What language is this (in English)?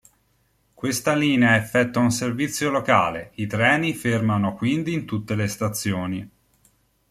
Italian